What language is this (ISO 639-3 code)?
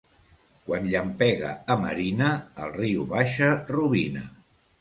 cat